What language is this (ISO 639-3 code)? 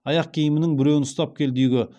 kaz